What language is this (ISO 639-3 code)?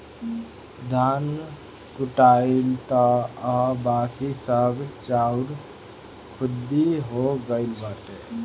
bho